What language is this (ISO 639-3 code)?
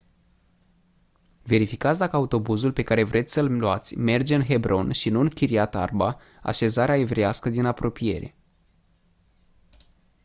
ron